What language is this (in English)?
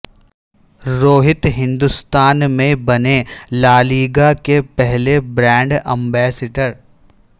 Urdu